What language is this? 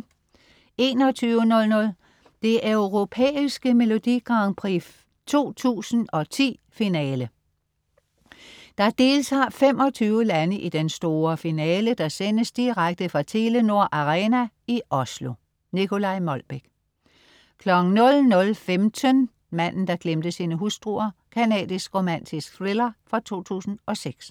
Danish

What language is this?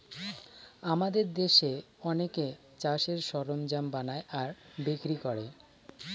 Bangla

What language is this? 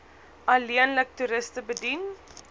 Afrikaans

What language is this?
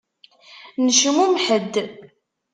Kabyle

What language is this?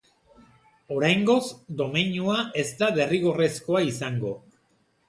Basque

